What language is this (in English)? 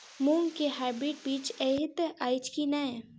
Maithili